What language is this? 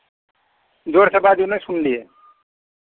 Maithili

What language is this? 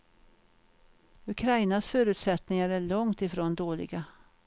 Swedish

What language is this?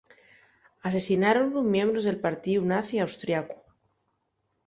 Asturian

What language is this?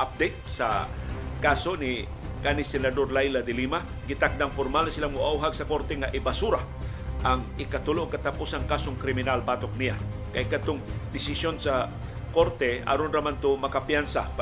Filipino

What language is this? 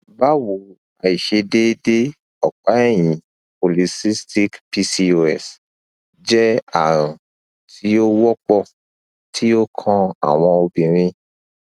Yoruba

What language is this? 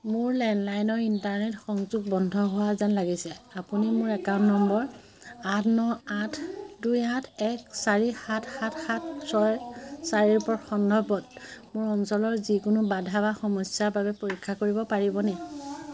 Assamese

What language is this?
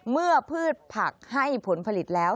Thai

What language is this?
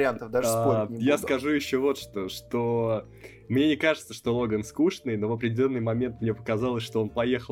Russian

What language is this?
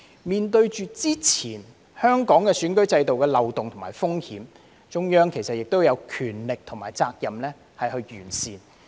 Cantonese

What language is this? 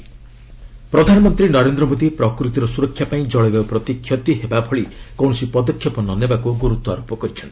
Odia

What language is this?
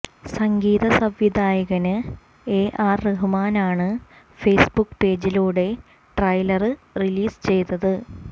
Malayalam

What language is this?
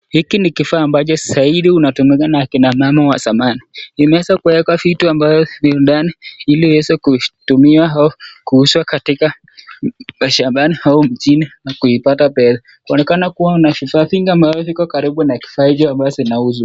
Swahili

